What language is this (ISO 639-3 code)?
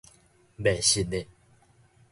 nan